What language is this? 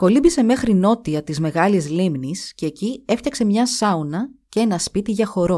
Greek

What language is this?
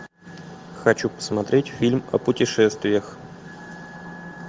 Russian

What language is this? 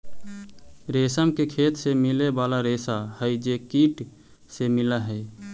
Magahi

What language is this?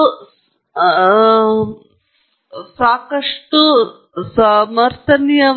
Kannada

